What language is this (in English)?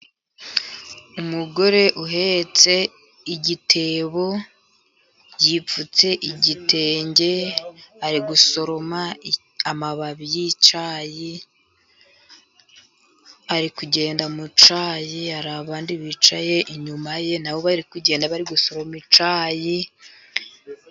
Kinyarwanda